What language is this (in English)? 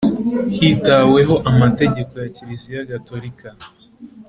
Kinyarwanda